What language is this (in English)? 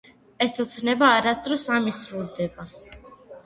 Georgian